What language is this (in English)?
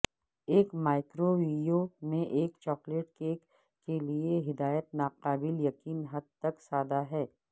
Urdu